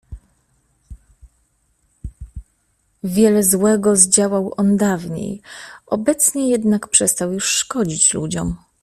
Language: Polish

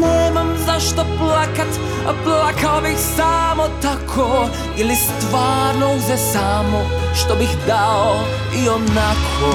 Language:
Croatian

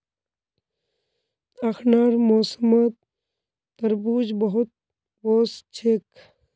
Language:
Magahi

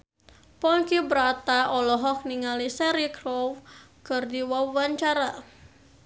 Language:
Sundanese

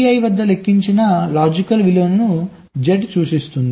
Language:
Telugu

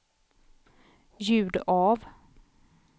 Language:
Swedish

